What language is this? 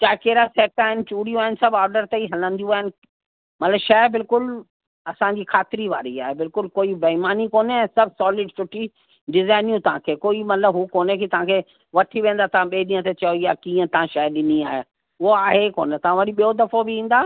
Sindhi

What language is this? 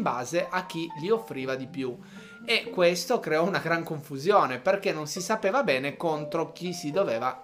Italian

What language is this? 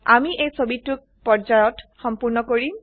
Assamese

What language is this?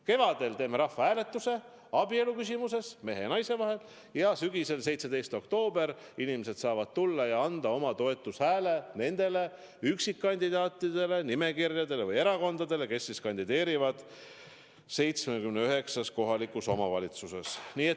Estonian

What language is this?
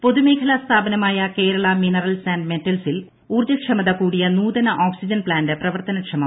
Malayalam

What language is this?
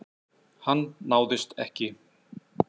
Icelandic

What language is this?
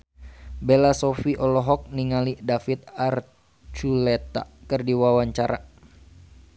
Sundanese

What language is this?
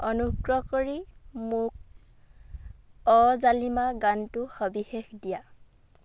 Assamese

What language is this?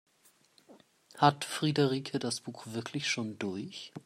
German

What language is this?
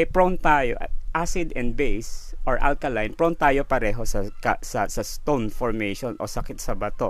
Filipino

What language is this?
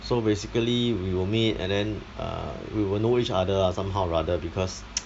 English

